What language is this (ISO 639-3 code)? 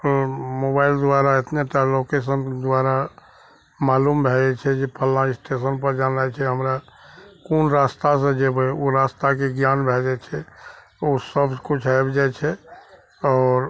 mai